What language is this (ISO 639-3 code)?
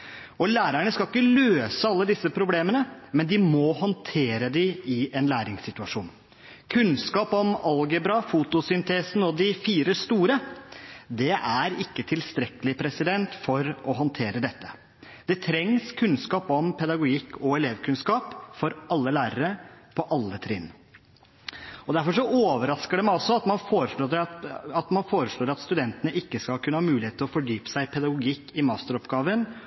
nob